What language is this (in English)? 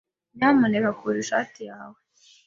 Kinyarwanda